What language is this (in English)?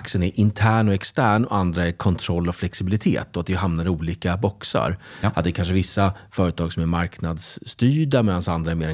Swedish